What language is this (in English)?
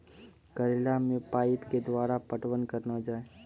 Maithili